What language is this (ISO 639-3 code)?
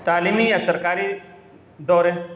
urd